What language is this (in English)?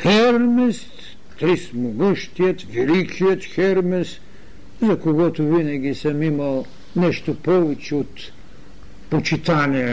Bulgarian